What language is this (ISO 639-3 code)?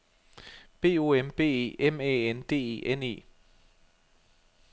dan